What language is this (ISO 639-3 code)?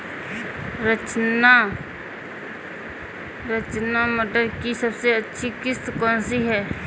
hin